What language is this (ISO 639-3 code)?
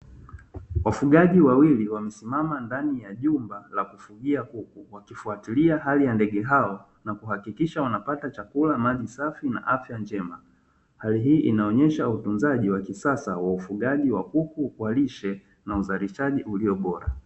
swa